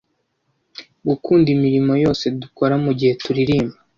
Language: Kinyarwanda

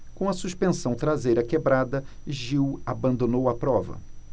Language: Portuguese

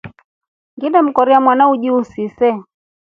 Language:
Rombo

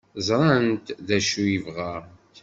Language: Kabyle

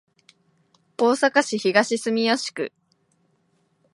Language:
Japanese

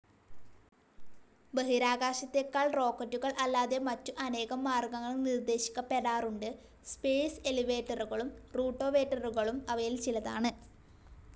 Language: Malayalam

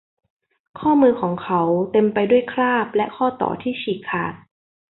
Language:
Thai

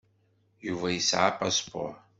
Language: Kabyle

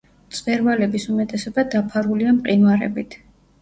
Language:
Georgian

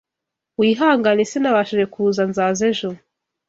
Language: Kinyarwanda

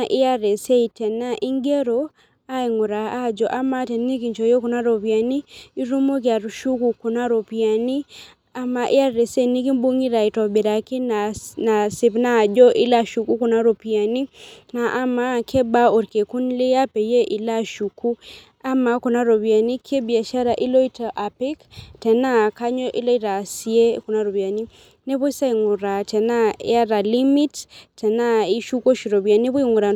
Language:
Masai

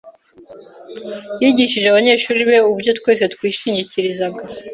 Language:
Kinyarwanda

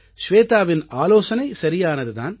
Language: Tamil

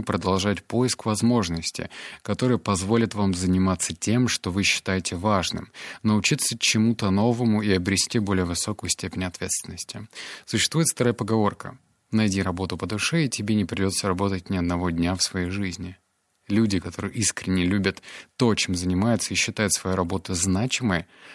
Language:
Russian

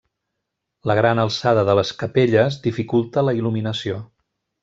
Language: Catalan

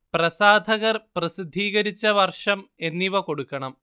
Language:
Malayalam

